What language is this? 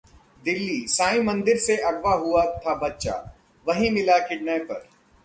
Hindi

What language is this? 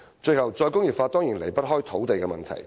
Cantonese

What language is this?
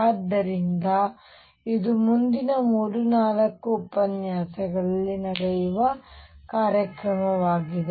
Kannada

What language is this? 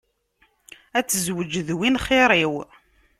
Kabyle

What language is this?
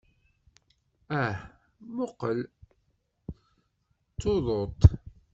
Kabyle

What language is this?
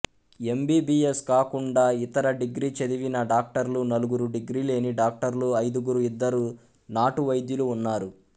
Telugu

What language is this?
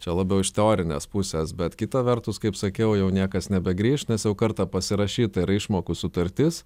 Lithuanian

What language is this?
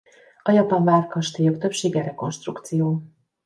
Hungarian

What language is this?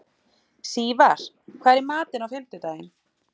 Icelandic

